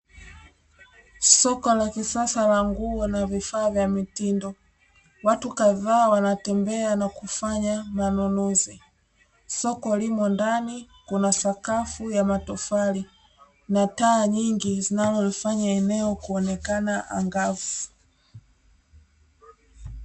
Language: Swahili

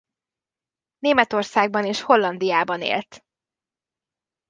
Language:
Hungarian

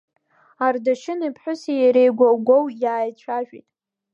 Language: Abkhazian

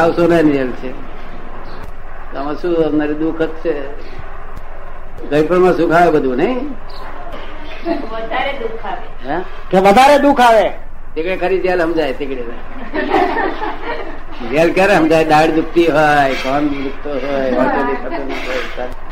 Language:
Gujarati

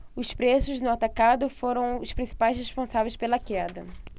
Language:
Portuguese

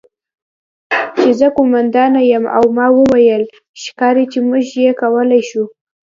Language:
Pashto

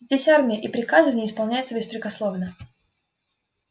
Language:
Russian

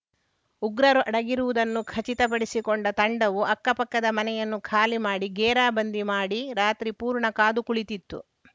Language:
Kannada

